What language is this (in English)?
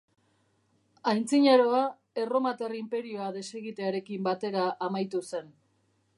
Basque